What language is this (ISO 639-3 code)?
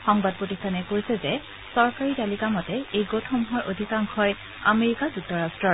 asm